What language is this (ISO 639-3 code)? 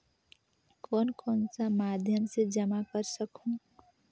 hne